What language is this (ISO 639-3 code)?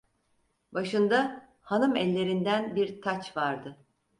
tur